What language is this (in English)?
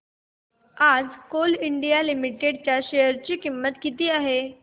Marathi